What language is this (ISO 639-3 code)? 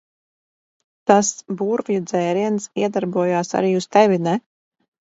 lav